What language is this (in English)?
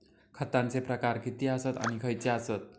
Marathi